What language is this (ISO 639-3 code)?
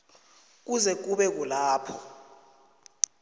nbl